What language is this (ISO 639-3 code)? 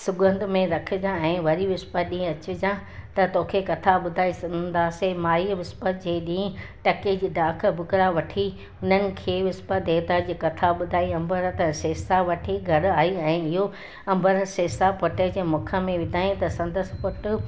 snd